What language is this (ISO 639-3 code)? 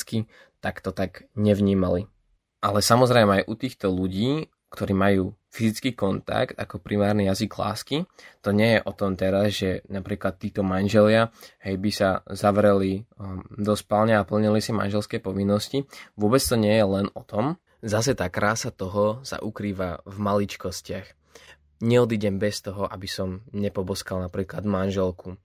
slk